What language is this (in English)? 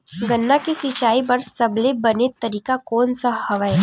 Chhattisgarhi